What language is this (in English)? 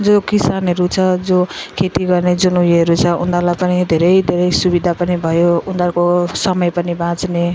Nepali